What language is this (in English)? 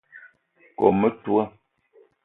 Eton (Cameroon)